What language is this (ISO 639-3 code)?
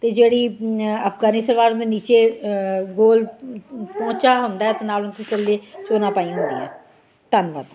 pan